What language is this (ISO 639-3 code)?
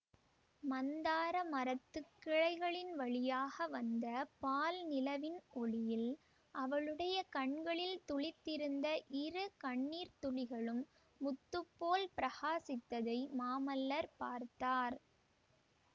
tam